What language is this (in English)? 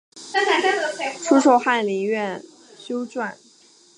Chinese